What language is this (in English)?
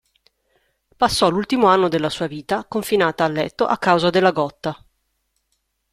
Italian